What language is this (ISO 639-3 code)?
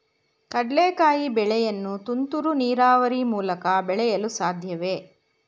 kan